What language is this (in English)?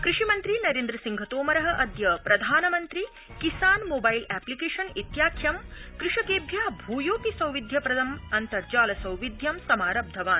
Sanskrit